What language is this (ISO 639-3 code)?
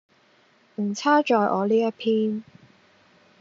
yue